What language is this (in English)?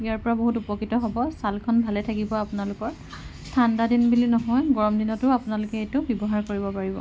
Assamese